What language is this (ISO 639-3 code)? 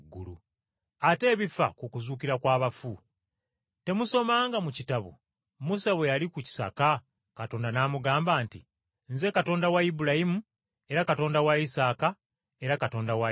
lug